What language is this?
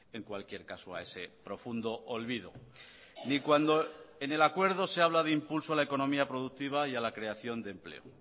Spanish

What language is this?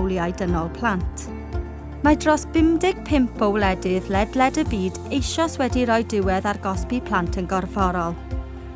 Welsh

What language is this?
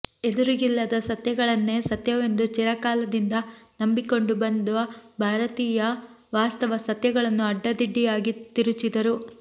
Kannada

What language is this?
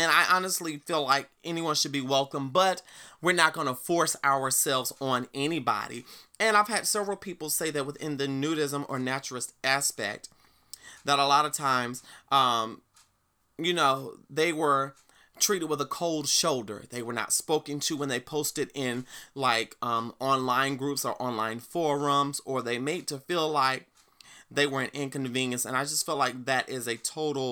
English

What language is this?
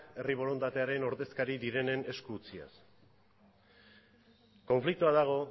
Basque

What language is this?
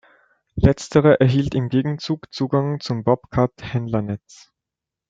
German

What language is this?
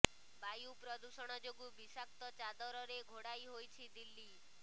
Odia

